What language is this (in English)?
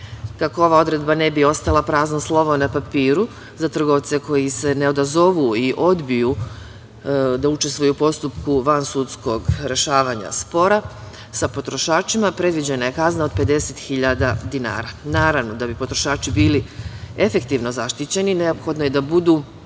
Serbian